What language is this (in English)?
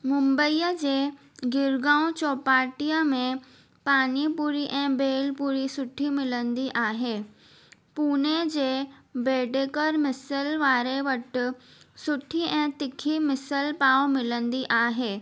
Sindhi